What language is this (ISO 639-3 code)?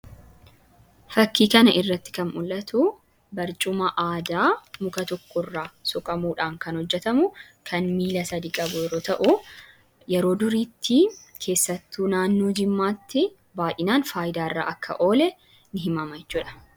orm